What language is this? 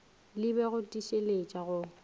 Northern Sotho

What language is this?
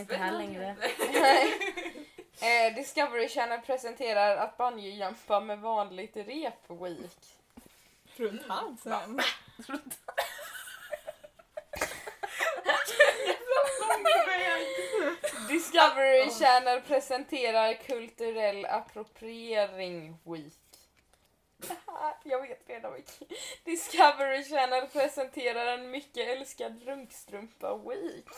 Swedish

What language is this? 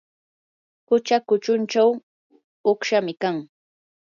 Yanahuanca Pasco Quechua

